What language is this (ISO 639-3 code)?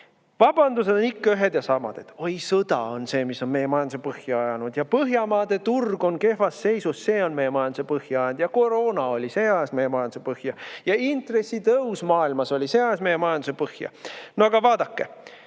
est